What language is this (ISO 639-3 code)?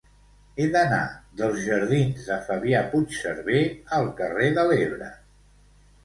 cat